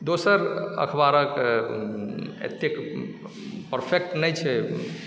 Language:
Maithili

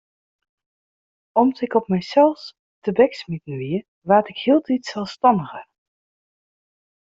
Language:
Western Frisian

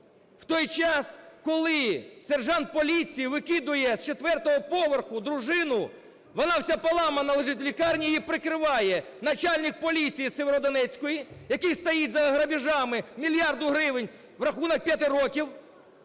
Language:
Ukrainian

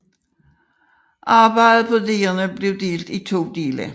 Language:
Danish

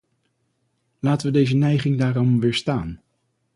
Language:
Dutch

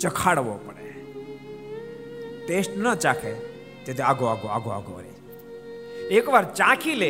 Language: Gujarati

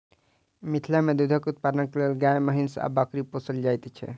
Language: Maithili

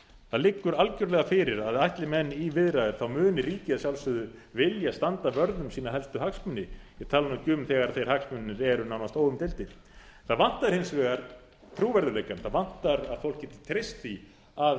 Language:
Icelandic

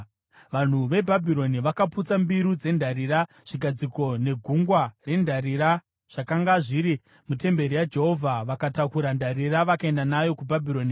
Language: Shona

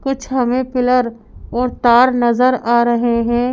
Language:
Hindi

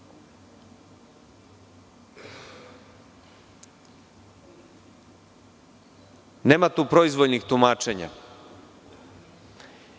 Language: Serbian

